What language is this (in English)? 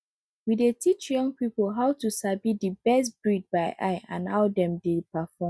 Nigerian Pidgin